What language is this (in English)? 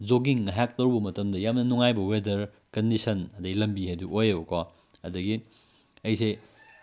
Manipuri